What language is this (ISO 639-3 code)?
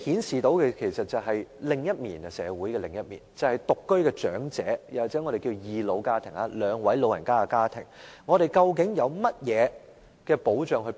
yue